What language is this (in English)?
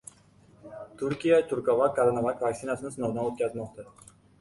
Uzbek